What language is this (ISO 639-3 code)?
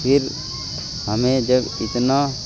urd